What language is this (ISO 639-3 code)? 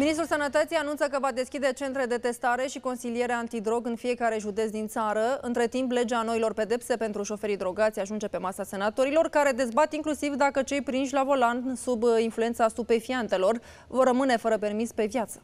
ron